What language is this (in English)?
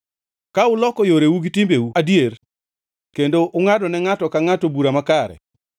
Luo (Kenya and Tanzania)